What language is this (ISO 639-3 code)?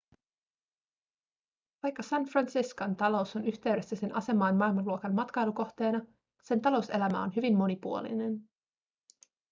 fin